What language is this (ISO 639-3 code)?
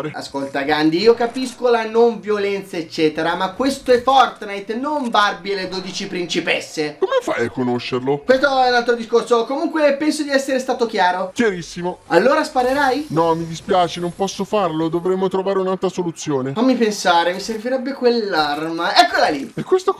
ita